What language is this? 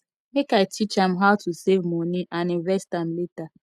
Nigerian Pidgin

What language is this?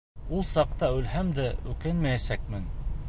Bashkir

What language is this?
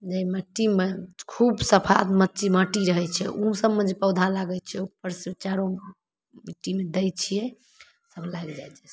Maithili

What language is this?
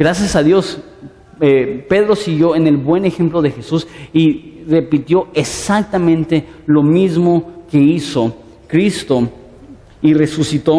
Spanish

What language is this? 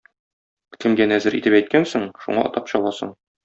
Tatar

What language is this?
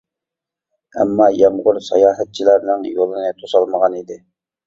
Uyghur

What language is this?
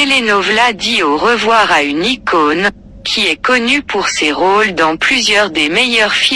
French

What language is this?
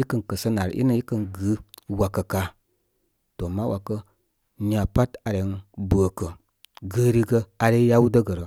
Koma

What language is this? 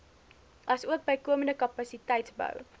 Afrikaans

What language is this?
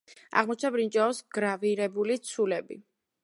Georgian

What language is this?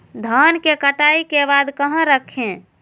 Magahi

